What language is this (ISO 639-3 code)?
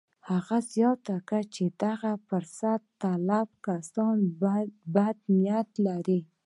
pus